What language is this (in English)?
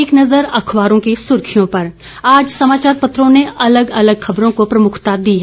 Hindi